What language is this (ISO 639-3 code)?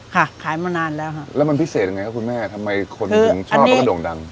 tha